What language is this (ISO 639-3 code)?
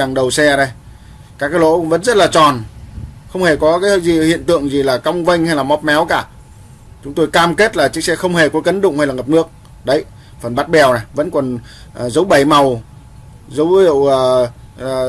vie